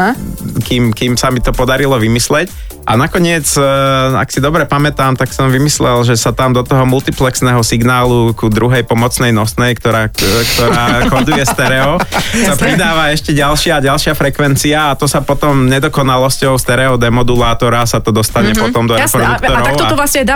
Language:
Slovak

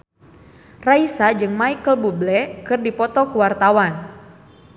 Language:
Sundanese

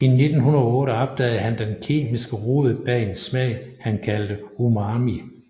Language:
Danish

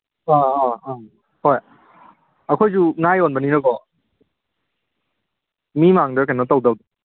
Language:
Manipuri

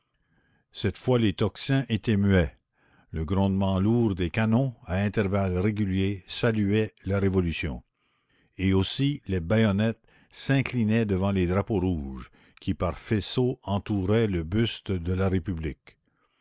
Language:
French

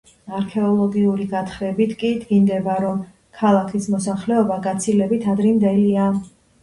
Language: Georgian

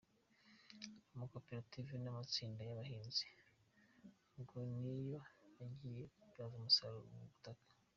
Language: Kinyarwanda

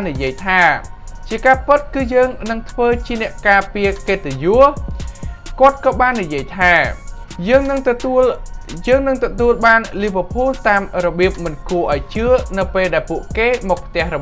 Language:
Thai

